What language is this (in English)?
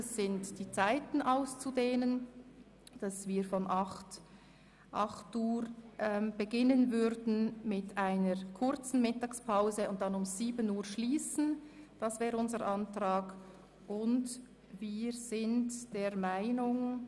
Swiss German